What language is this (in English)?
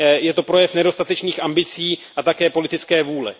Czech